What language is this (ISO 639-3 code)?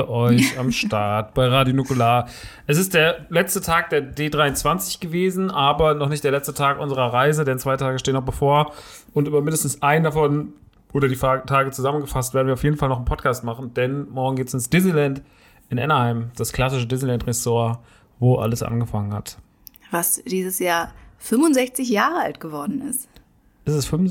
deu